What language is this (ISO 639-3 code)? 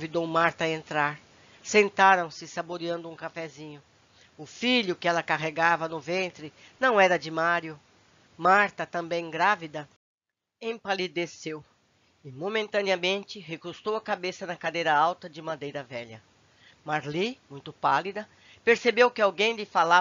por